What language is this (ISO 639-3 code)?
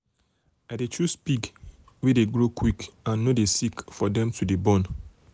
pcm